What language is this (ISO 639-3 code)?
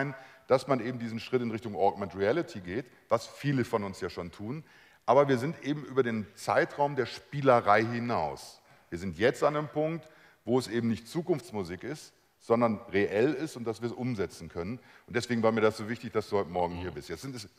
deu